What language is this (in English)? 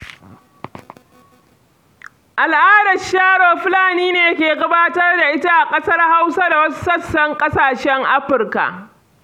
Hausa